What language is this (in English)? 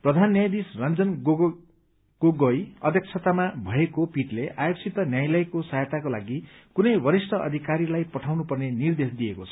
Nepali